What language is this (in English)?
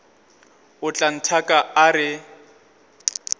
Northern Sotho